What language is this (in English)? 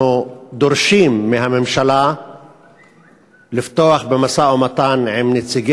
Hebrew